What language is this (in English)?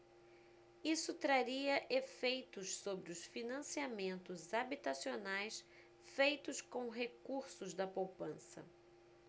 Portuguese